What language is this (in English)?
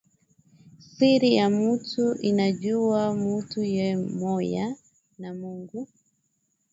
Swahili